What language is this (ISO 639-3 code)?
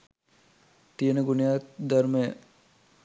sin